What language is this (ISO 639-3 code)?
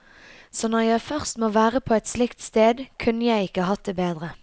nor